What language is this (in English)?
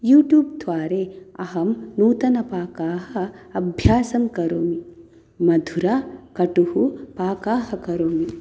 Sanskrit